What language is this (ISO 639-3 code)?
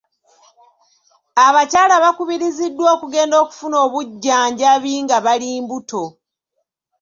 lug